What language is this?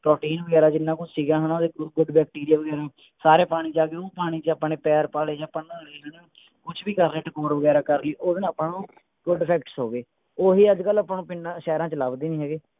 Punjabi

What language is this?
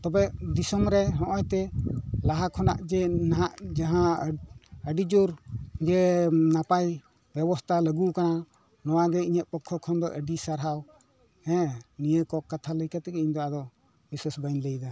Santali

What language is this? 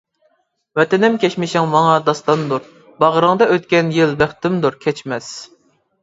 Uyghur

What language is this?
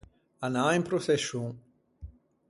Ligurian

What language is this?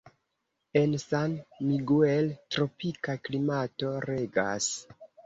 Esperanto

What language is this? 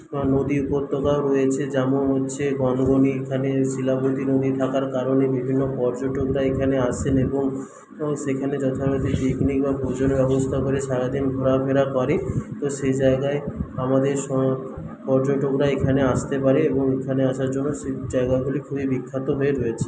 Bangla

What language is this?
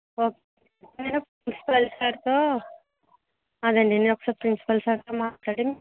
Telugu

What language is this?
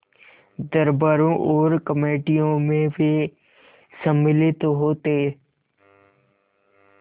Hindi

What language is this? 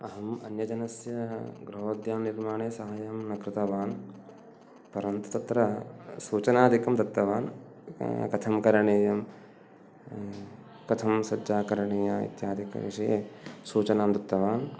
Sanskrit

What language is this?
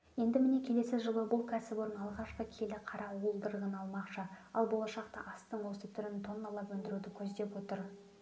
Kazakh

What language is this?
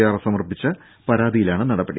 Malayalam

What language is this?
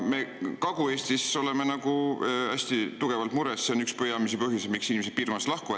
Estonian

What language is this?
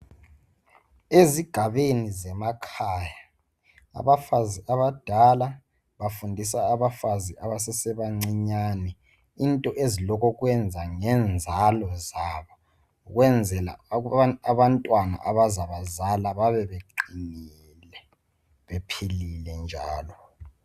North Ndebele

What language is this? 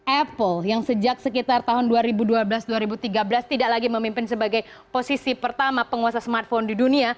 Indonesian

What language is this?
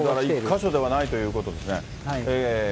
Japanese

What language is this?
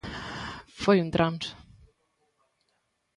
Galician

